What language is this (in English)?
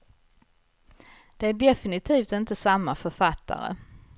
Swedish